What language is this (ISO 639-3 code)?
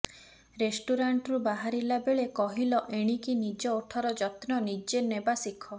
ori